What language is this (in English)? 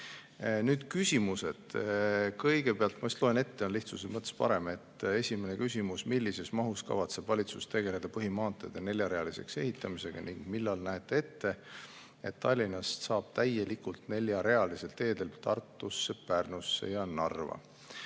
Estonian